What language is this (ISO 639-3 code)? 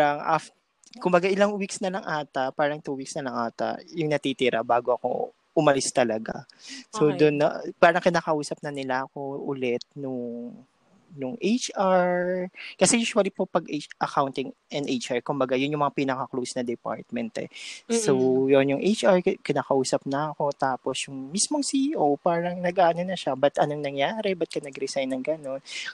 fil